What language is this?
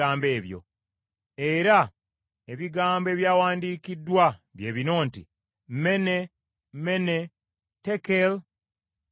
Ganda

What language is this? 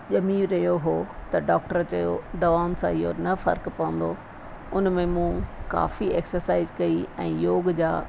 Sindhi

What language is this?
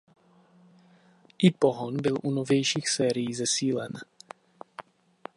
Czech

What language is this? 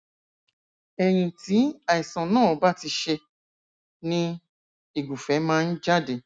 Yoruba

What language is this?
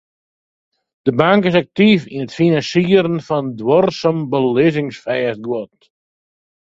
Western Frisian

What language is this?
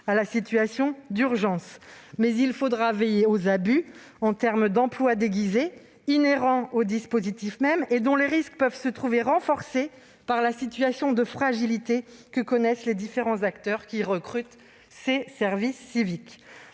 French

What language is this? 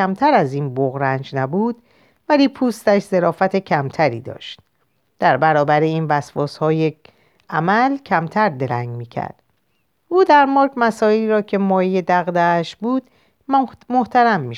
Persian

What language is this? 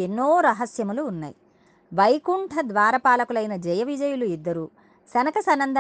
Telugu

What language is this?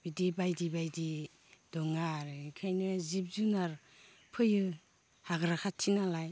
Bodo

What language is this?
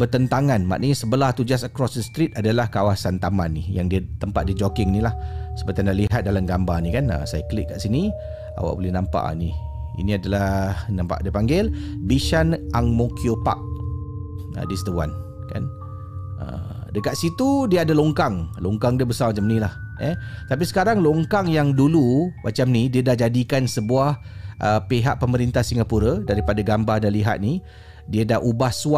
Malay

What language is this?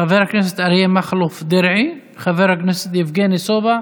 Hebrew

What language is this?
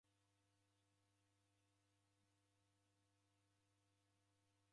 Taita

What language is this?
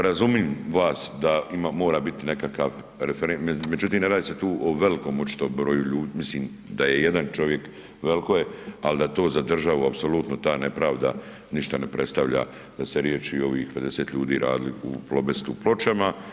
Croatian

